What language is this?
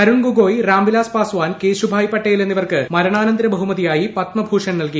Malayalam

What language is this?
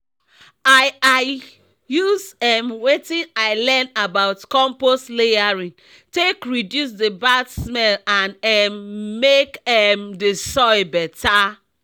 Nigerian Pidgin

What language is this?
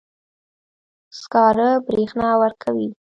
Pashto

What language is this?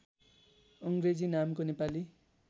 Nepali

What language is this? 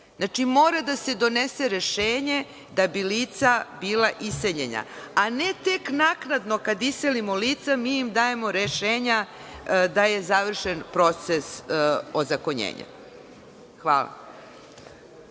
Serbian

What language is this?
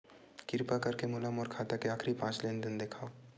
Chhattisgarhi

